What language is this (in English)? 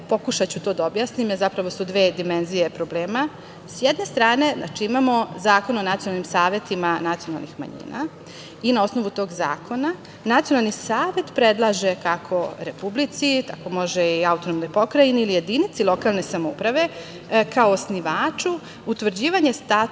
Serbian